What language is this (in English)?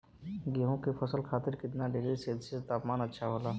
Bhojpuri